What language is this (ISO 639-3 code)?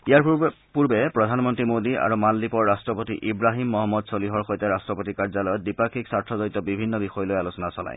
asm